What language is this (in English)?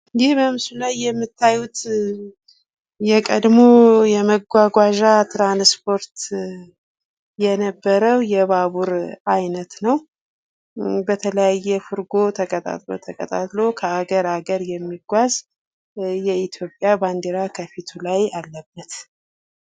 Amharic